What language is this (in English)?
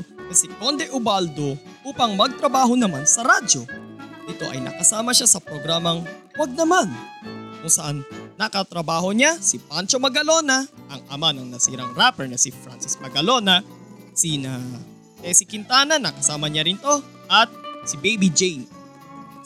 Filipino